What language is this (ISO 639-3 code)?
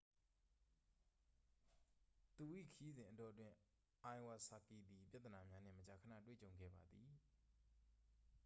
mya